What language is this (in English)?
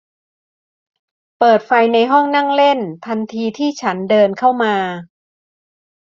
Thai